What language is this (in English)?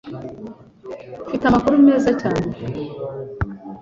Kinyarwanda